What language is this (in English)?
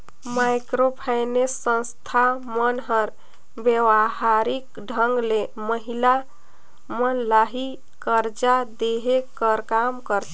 Chhattisgarhi